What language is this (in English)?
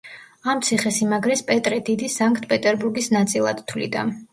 Georgian